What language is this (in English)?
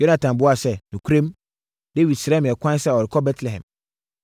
Akan